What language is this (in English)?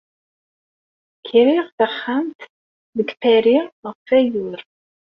Kabyle